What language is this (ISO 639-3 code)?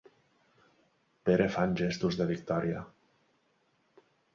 cat